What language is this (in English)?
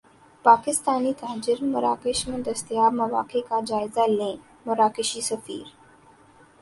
Urdu